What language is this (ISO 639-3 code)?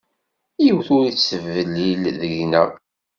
kab